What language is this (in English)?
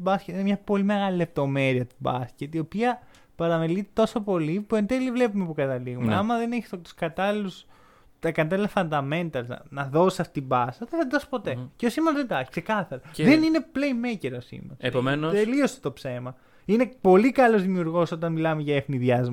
Greek